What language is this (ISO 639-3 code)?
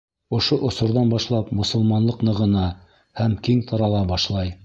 bak